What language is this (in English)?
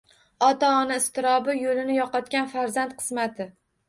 Uzbek